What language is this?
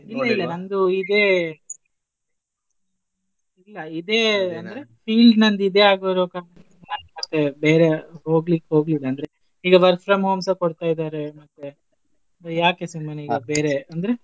Kannada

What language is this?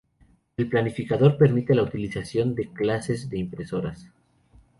Spanish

